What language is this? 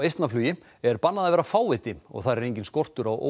Icelandic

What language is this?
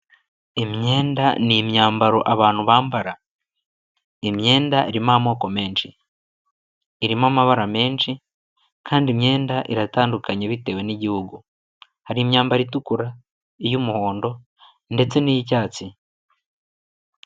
Kinyarwanda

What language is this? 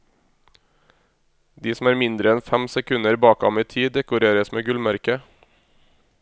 Norwegian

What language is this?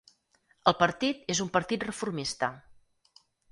Catalan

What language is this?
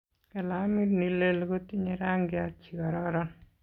Kalenjin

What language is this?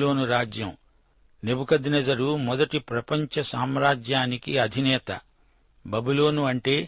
Telugu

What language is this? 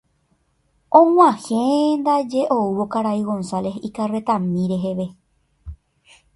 Guarani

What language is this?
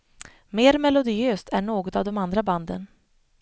Swedish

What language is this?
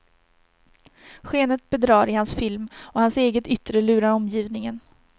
Swedish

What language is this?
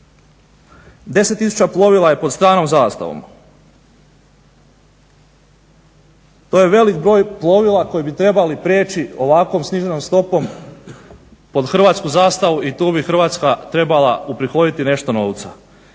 Croatian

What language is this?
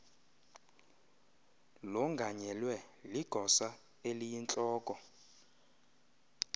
Xhosa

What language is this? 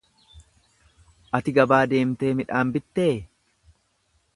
Oromo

